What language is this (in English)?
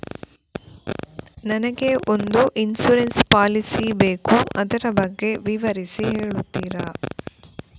Kannada